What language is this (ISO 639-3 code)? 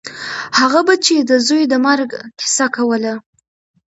pus